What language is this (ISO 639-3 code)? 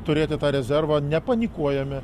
lit